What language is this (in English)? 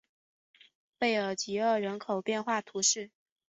Chinese